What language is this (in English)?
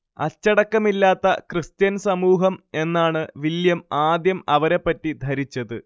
Malayalam